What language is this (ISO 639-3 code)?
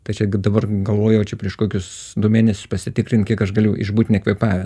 lit